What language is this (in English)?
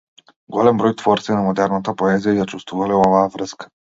Macedonian